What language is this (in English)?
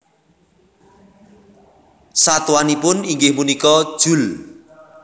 Javanese